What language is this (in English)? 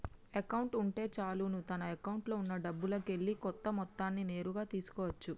Telugu